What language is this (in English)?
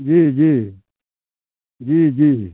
Maithili